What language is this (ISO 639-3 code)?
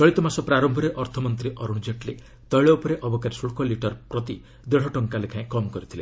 ori